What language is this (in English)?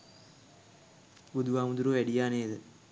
Sinhala